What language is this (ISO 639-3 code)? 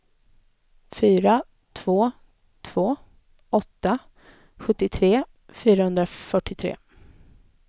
swe